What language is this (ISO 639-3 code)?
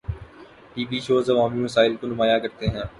urd